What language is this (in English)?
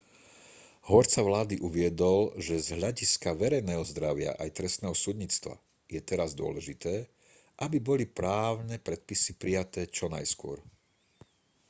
Slovak